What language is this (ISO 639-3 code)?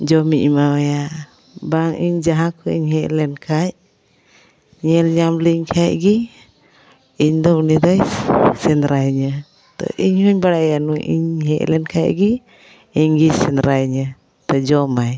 sat